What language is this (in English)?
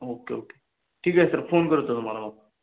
Marathi